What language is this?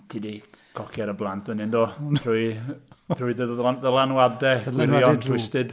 Welsh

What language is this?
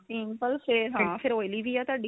Punjabi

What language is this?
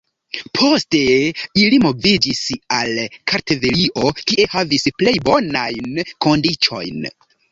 Esperanto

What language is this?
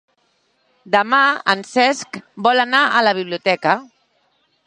Catalan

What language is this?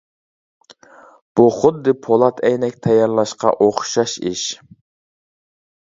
Uyghur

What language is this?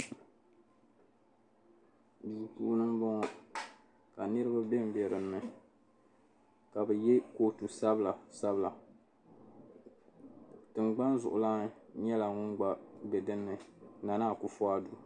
Dagbani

